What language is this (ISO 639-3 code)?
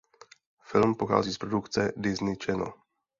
ces